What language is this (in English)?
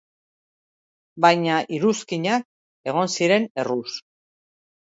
Basque